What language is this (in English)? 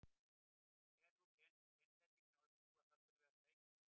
Icelandic